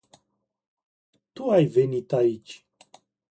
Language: Romanian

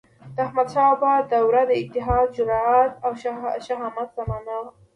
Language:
Pashto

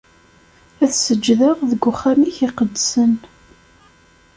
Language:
Kabyle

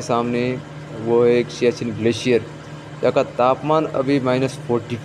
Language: Hindi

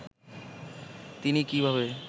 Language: Bangla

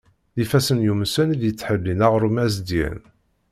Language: Kabyle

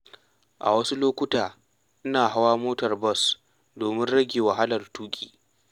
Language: Hausa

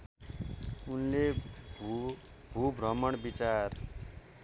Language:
Nepali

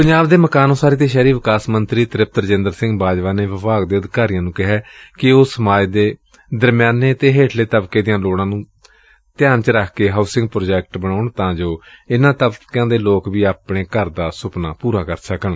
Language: Punjabi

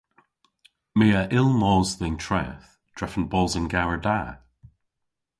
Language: Cornish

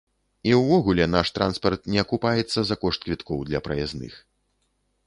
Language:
Belarusian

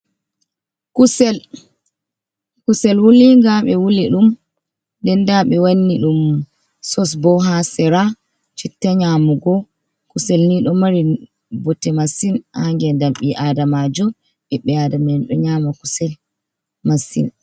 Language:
Fula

